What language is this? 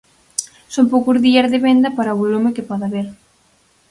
Galician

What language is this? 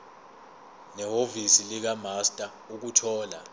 Zulu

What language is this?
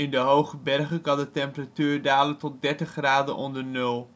Dutch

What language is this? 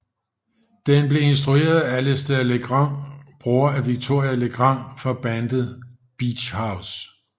Danish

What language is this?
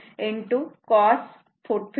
Marathi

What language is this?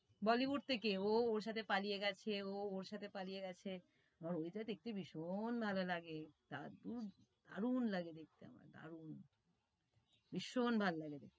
Bangla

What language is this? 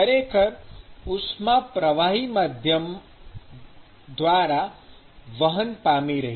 Gujarati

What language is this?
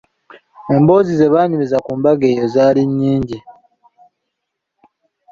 Ganda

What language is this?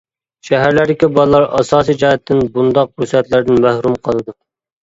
Uyghur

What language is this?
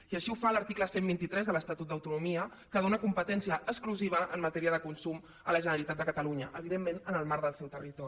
Catalan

